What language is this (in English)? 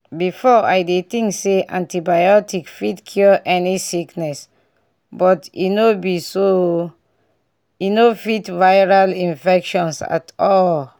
Nigerian Pidgin